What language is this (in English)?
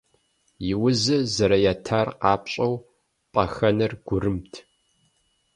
Kabardian